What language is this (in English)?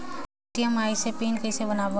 Chhattisgarhi